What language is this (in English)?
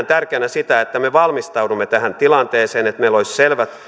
Finnish